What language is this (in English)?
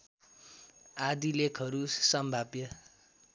Nepali